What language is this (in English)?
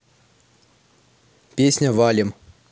Russian